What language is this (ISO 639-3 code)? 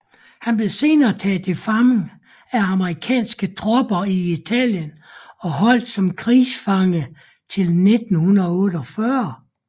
dan